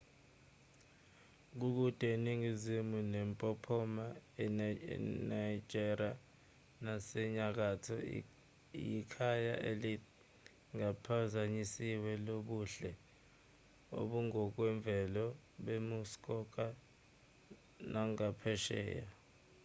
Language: Zulu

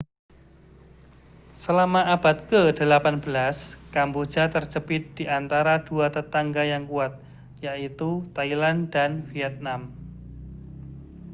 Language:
Indonesian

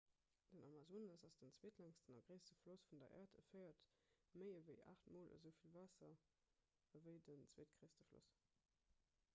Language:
Luxembourgish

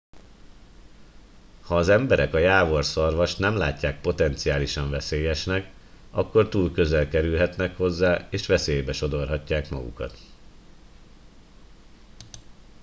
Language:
Hungarian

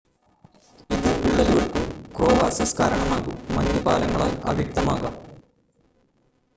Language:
Malayalam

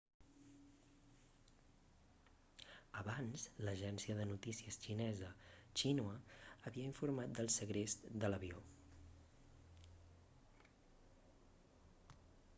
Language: Catalan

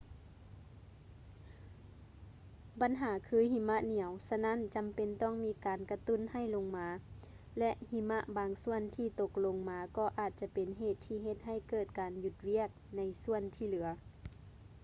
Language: Lao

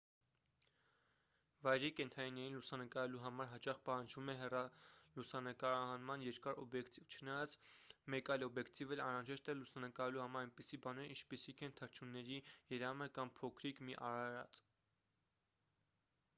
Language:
Armenian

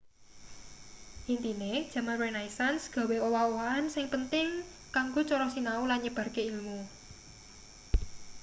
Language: Javanese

